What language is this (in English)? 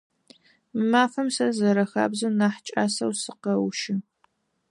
Adyghe